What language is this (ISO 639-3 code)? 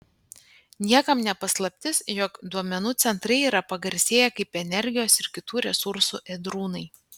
lit